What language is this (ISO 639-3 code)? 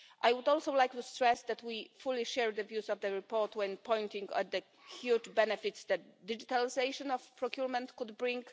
eng